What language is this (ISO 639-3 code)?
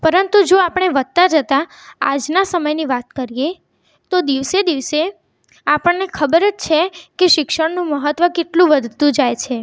guj